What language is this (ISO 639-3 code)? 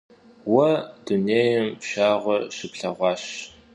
kbd